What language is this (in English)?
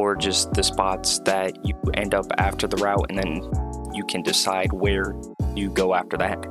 English